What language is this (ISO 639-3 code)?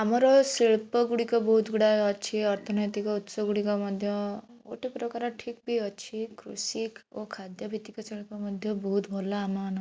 ori